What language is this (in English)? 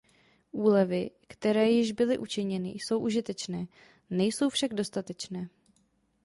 Czech